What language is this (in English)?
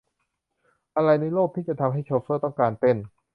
Thai